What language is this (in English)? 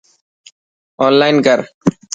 Dhatki